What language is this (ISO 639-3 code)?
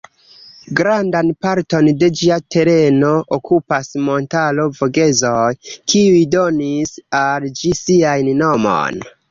epo